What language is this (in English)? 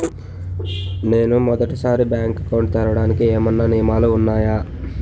Telugu